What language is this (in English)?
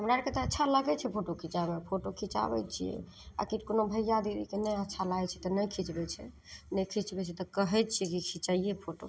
Maithili